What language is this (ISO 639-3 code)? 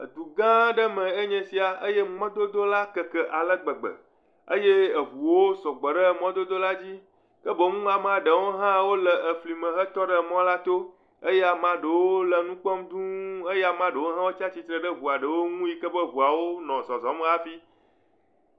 ewe